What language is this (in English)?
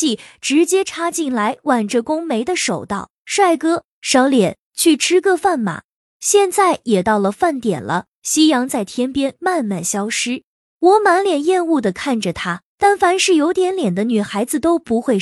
Chinese